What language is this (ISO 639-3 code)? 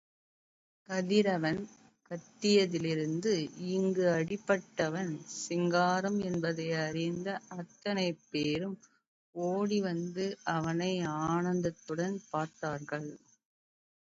tam